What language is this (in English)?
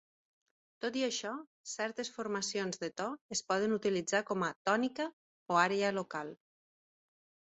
Catalan